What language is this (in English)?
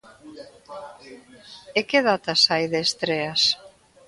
Galician